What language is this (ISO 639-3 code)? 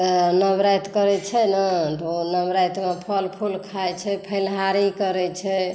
mai